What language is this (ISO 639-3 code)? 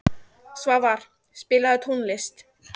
isl